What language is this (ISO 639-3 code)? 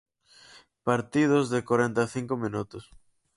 glg